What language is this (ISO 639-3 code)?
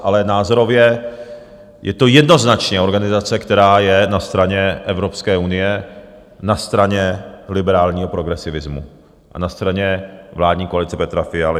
ces